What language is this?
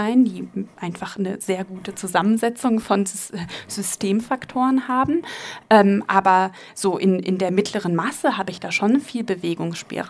German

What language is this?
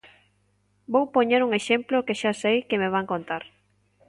Galician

